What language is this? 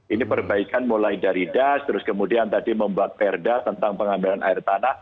Indonesian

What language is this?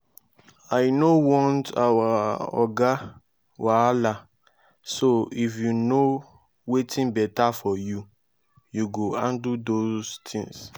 Nigerian Pidgin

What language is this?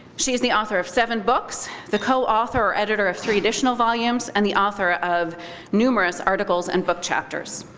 English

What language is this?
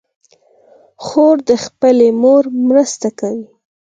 Pashto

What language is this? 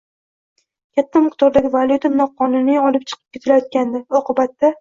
Uzbek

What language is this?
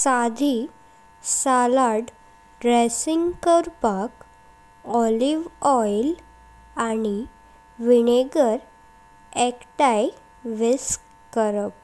Konkani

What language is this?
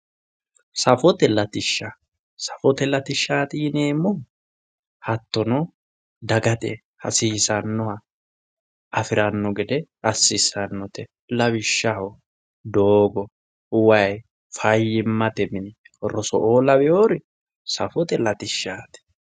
Sidamo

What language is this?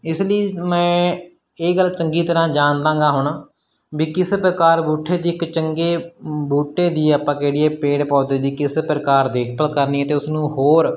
Punjabi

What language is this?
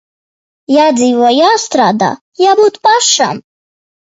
Latvian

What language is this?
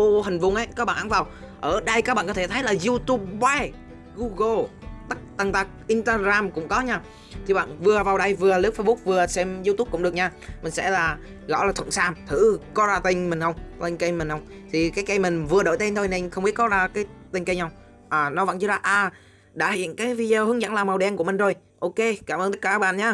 Vietnamese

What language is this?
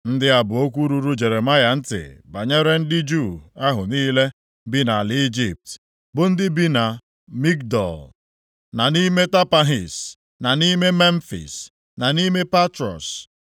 Igbo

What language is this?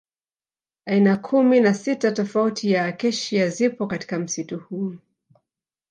Swahili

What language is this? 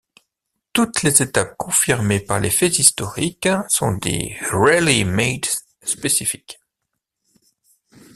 French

